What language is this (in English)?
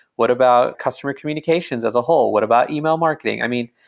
English